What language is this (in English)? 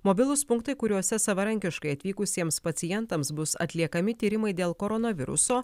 Lithuanian